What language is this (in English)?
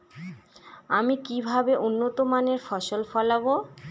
Bangla